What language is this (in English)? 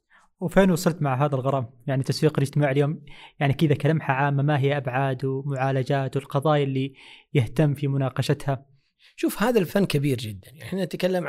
Arabic